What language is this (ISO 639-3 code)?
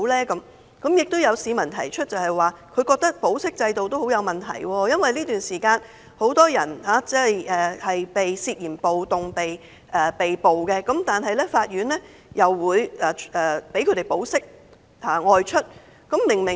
yue